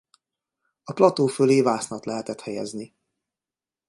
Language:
Hungarian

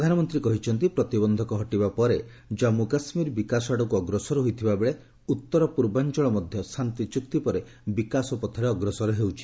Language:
Odia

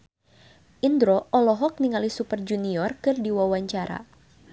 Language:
Sundanese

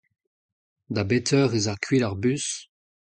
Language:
Breton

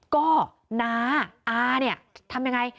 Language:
Thai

